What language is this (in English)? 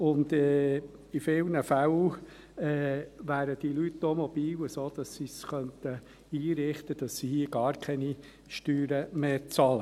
Swiss German